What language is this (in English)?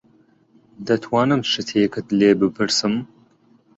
Central Kurdish